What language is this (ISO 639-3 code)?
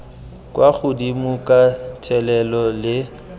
tsn